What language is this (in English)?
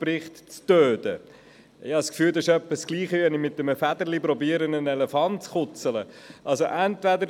Swiss German